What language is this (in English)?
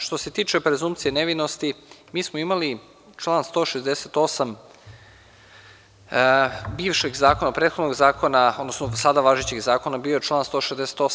Serbian